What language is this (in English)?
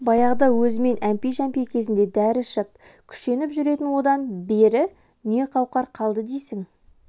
Kazakh